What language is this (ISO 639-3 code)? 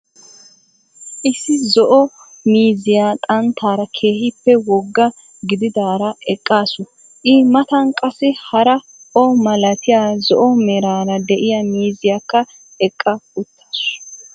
wal